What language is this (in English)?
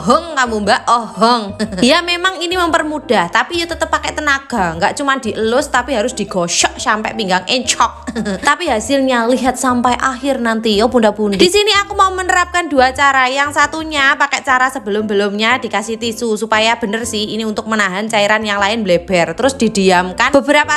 Indonesian